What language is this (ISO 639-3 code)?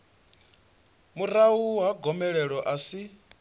ven